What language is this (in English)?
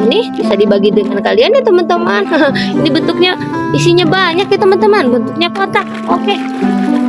Indonesian